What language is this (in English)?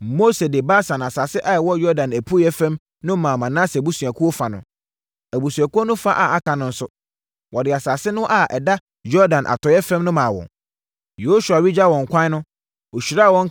Akan